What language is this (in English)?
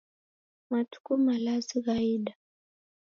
Taita